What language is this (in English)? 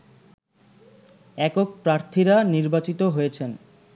Bangla